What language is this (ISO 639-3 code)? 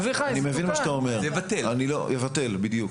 heb